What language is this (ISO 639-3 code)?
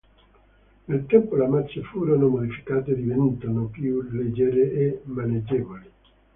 ita